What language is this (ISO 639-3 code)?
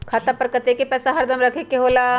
mag